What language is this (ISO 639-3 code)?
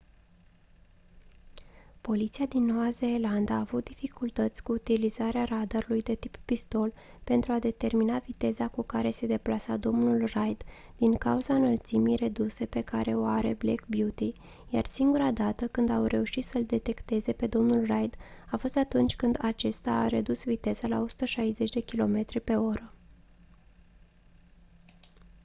ron